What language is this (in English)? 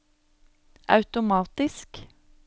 Norwegian